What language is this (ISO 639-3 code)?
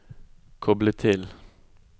nor